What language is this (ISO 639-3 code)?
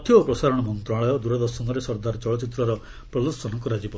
ori